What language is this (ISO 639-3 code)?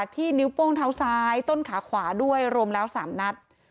tha